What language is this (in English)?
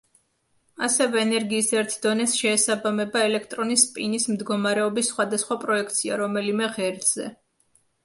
Georgian